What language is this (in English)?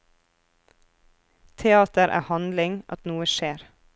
Norwegian